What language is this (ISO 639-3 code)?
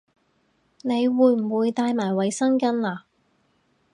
yue